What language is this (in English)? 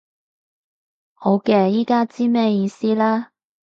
Cantonese